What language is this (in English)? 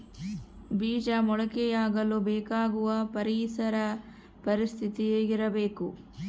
Kannada